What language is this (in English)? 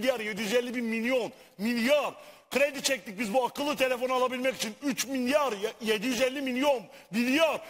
Turkish